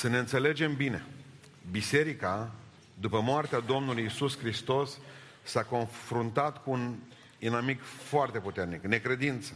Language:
Romanian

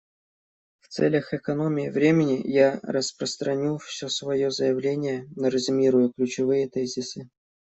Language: Russian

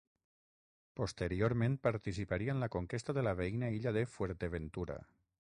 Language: Catalan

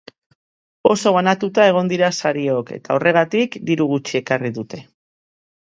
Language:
Basque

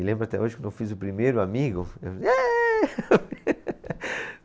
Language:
Portuguese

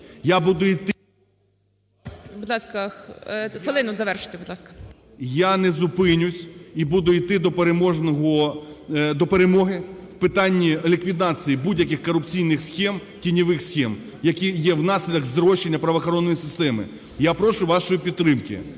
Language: Ukrainian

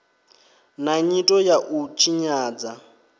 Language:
Venda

